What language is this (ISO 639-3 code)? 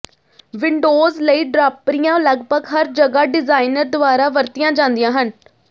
pan